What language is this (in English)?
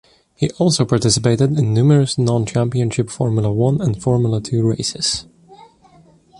English